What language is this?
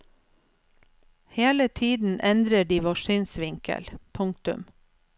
Norwegian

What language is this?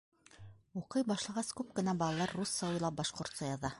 Bashkir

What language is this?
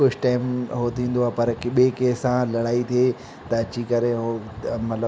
Sindhi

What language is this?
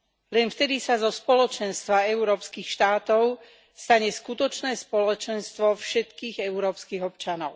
Slovak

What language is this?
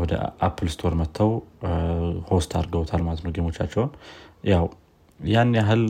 Amharic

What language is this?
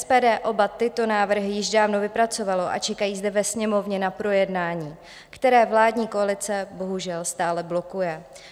Czech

